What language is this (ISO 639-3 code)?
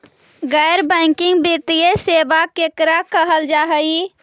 mag